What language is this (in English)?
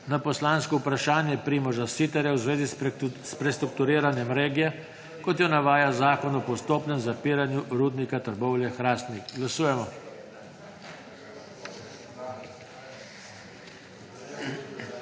Slovenian